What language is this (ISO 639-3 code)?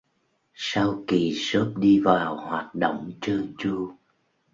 vie